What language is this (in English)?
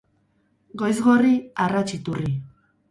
Basque